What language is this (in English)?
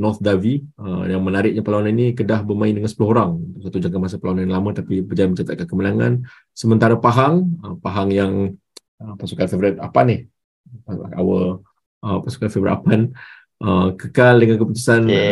Malay